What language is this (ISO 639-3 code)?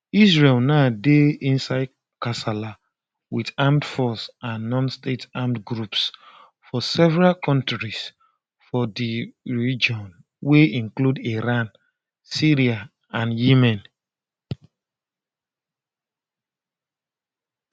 pcm